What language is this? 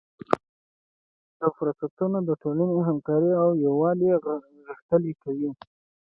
Pashto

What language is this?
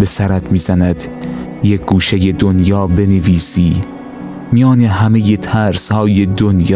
Persian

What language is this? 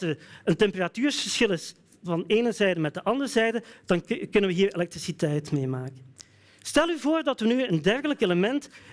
Dutch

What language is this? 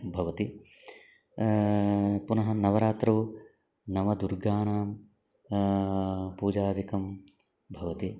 Sanskrit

